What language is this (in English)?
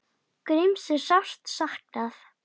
Icelandic